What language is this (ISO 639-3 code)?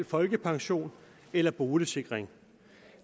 dan